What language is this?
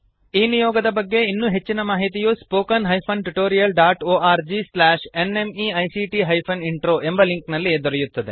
Kannada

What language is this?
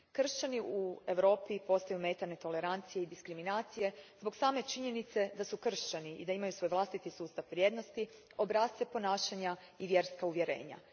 Croatian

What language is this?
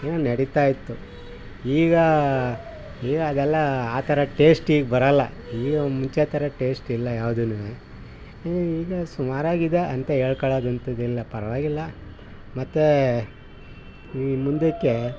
Kannada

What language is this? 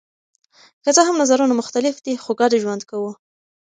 Pashto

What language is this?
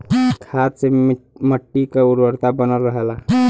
Bhojpuri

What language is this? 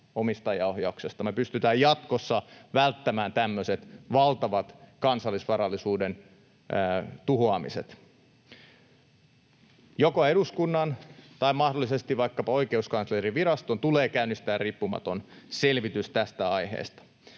Finnish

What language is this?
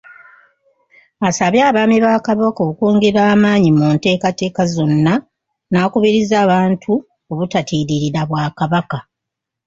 Ganda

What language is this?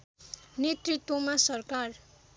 Nepali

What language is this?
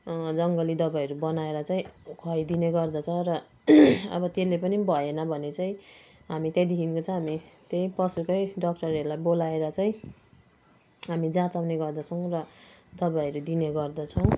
Nepali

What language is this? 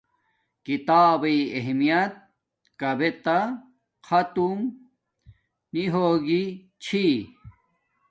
Domaaki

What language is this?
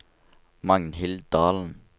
Norwegian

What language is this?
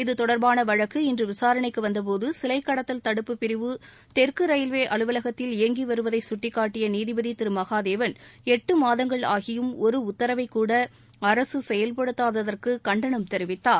Tamil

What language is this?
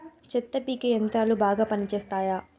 Telugu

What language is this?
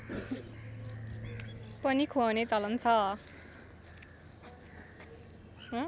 Nepali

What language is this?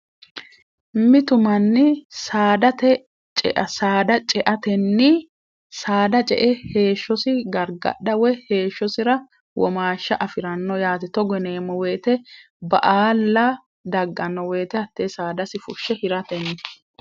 Sidamo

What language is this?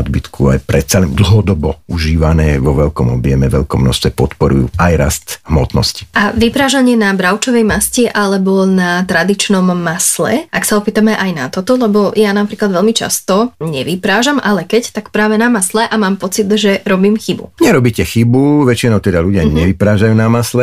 Slovak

